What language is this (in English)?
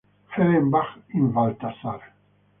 Italian